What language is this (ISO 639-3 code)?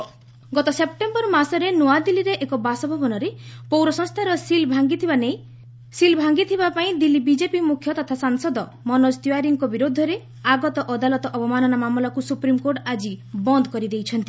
ori